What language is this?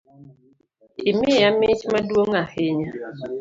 Luo (Kenya and Tanzania)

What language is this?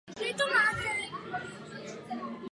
Czech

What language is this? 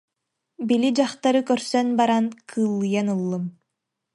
Yakut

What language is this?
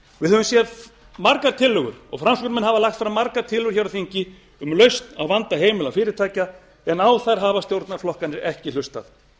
Icelandic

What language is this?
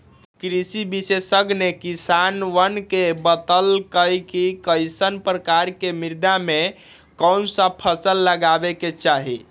Magahi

